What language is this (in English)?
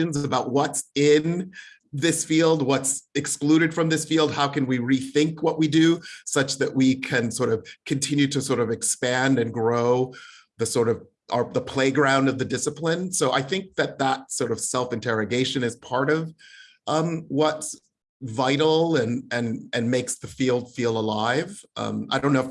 English